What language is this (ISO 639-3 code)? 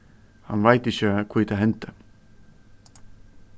fao